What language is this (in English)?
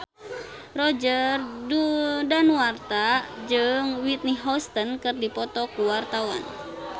Sundanese